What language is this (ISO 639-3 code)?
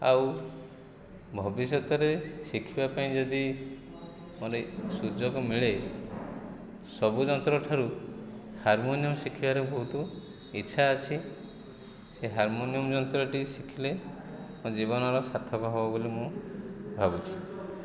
ori